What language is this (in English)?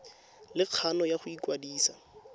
Tswana